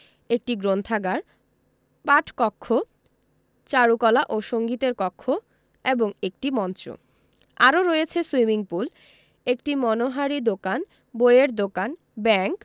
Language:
Bangla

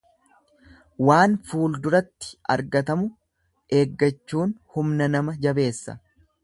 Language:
Oromo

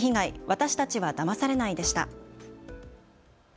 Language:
Japanese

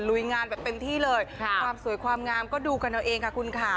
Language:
Thai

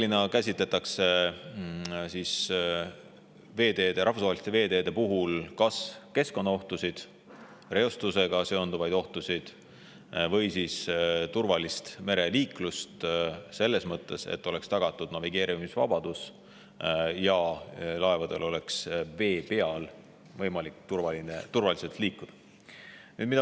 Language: Estonian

